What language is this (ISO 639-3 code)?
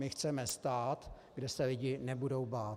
ces